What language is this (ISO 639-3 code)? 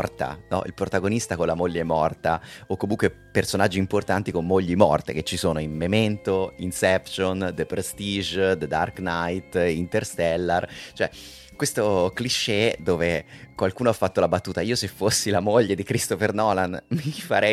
ita